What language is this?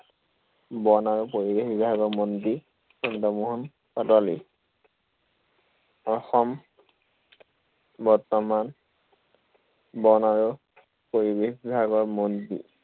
Assamese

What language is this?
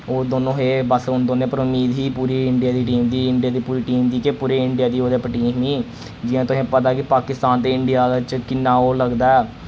Dogri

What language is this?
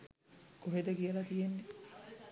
Sinhala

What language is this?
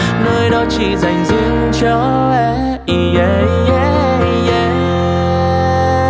Vietnamese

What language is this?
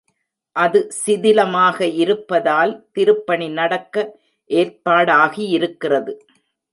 Tamil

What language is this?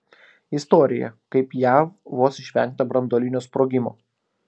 Lithuanian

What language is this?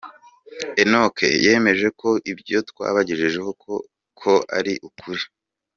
Kinyarwanda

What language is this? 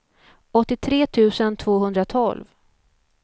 Swedish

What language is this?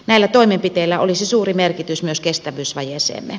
Finnish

